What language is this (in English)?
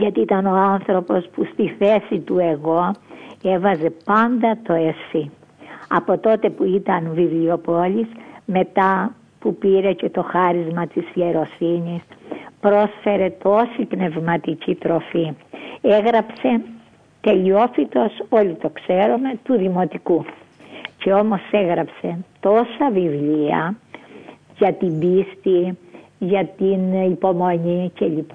Greek